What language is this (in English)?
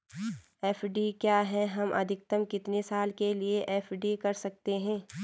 Hindi